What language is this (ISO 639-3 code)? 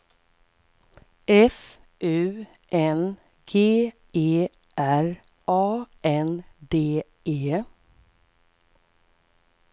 swe